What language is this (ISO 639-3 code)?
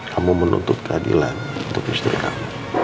ind